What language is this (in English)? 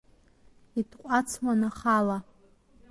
Abkhazian